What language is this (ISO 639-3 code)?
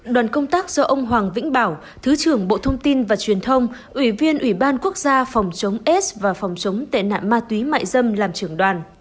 vie